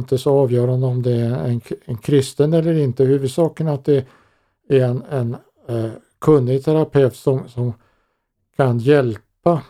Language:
Swedish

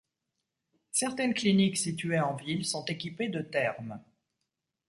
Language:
French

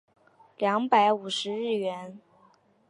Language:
Chinese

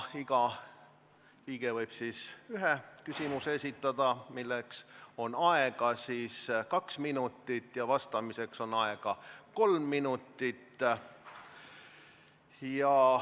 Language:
Estonian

